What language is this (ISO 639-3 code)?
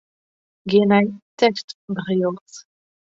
fry